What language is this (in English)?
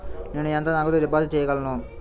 Telugu